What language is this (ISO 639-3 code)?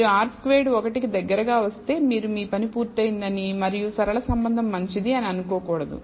tel